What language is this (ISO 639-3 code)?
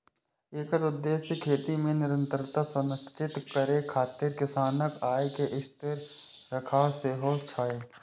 mai